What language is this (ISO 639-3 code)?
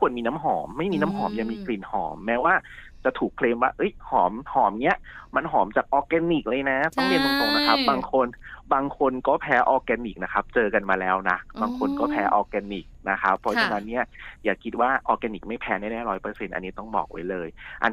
tha